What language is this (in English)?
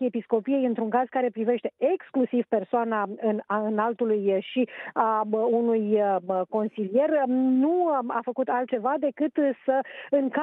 Romanian